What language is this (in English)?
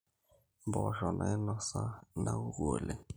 Masai